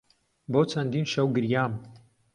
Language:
Central Kurdish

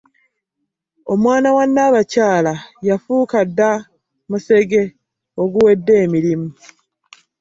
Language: Ganda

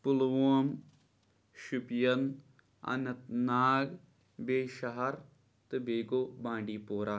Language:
Kashmiri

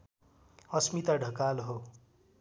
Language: Nepali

